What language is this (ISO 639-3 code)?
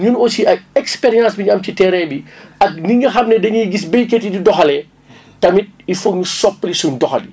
wol